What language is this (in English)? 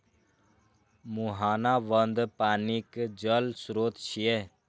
Maithili